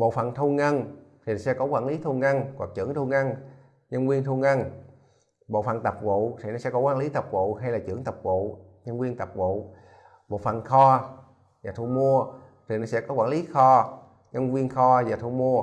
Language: Vietnamese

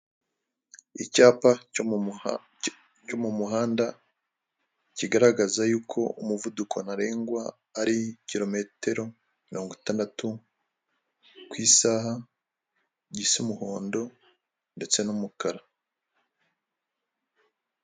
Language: Kinyarwanda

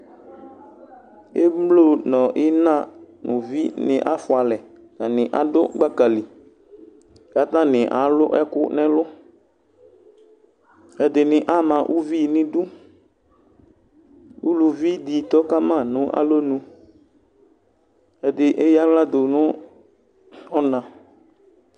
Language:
Ikposo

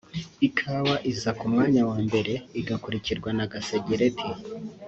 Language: Kinyarwanda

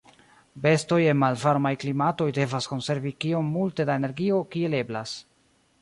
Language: Esperanto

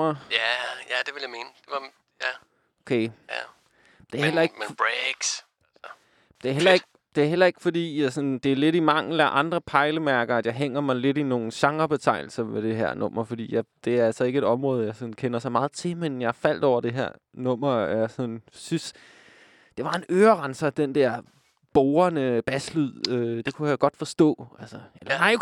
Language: Danish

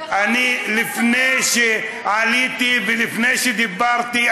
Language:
Hebrew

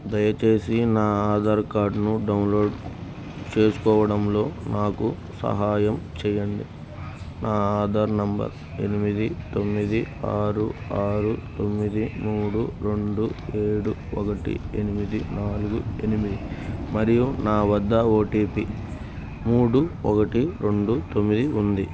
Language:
Telugu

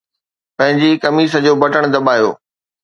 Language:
Sindhi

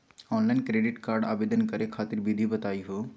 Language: Magahi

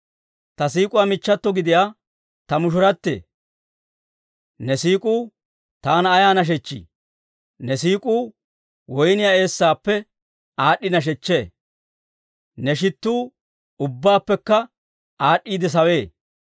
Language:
Dawro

